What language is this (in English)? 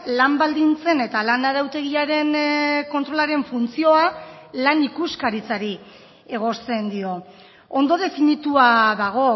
Basque